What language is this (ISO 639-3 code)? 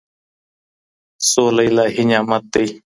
pus